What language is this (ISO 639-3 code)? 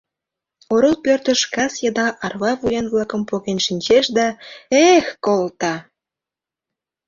chm